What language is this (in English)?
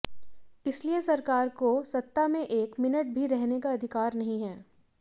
Hindi